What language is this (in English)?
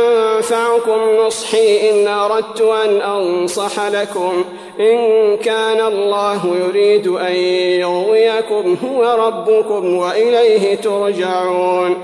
Arabic